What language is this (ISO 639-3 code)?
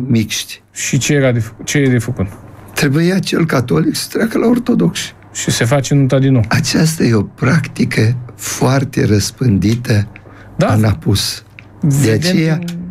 ron